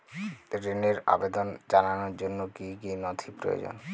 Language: Bangla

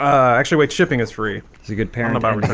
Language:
English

